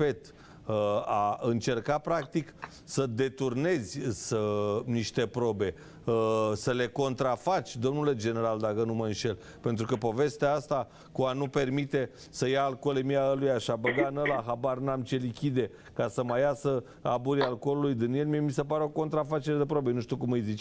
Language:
Romanian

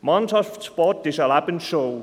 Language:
Swiss German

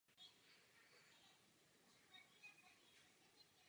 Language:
Czech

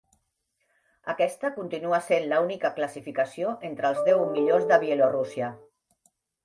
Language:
Catalan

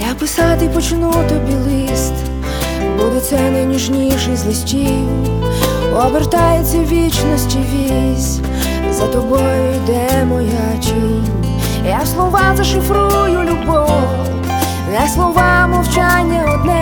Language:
Ukrainian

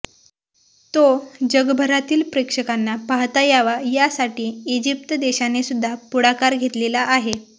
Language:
Marathi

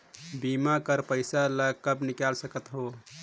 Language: Chhattisgarhi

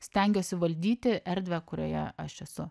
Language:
Lithuanian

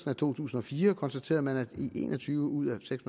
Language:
Danish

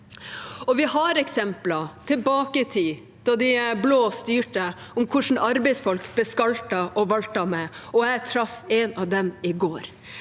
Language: Norwegian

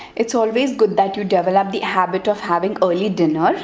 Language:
English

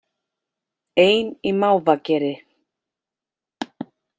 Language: Icelandic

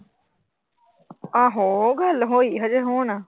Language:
Punjabi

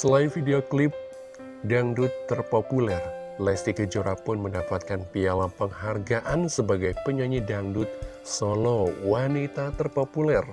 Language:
Indonesian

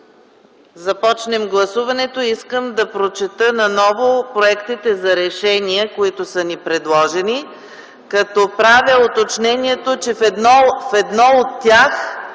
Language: Bulgarian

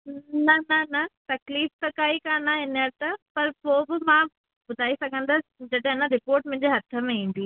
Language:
Sindhi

